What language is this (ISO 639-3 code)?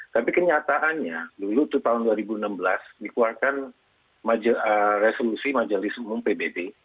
ind